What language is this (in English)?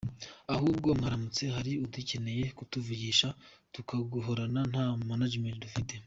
Kinyarwanda